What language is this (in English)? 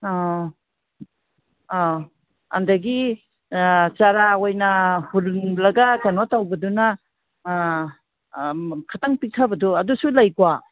Manipuri